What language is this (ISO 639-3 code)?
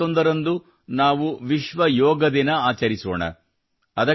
kan